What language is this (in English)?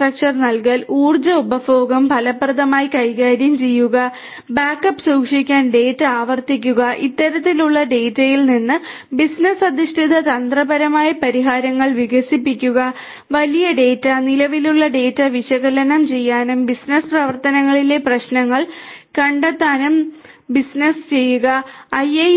Malayalam